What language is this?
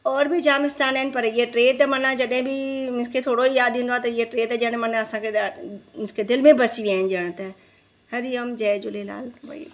Sindhi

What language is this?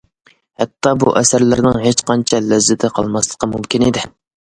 Uyghur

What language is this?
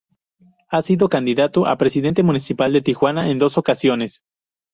Spanish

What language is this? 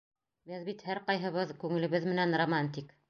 Bashkir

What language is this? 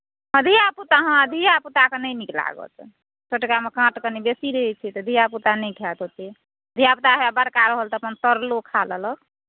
Maithili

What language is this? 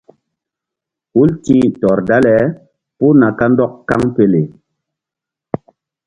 Mbum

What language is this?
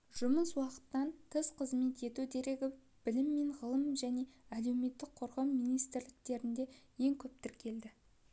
Kazakh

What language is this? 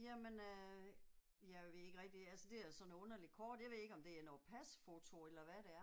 Danish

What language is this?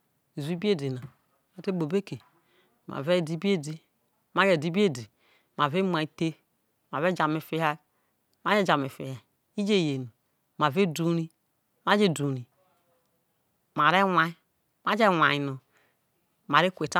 Isoko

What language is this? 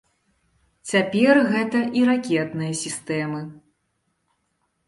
Belarusian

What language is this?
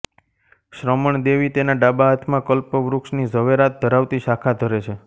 Gujarati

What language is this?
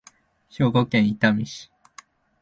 Japanese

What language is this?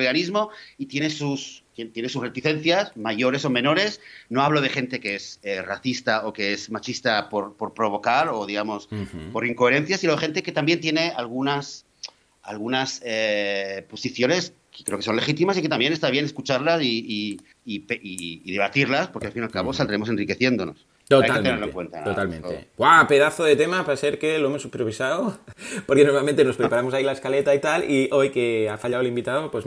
Spanish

